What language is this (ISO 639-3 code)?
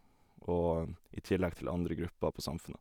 nor